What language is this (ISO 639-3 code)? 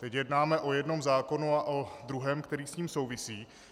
ces